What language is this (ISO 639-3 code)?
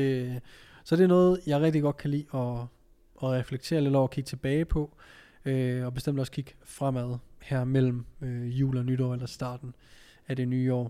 dan